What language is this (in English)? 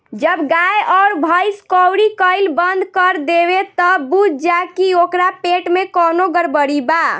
Bhojpuri